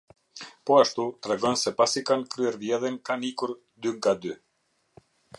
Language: Albanian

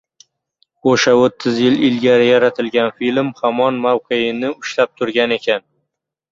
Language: Uzbek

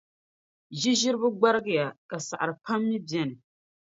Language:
Dagbani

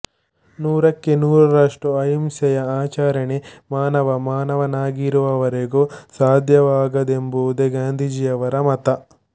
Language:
Kannada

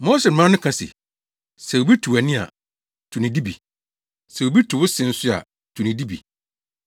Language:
Akan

